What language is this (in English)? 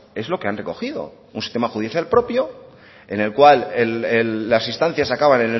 Spanish